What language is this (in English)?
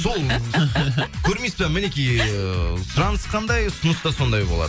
Kazakh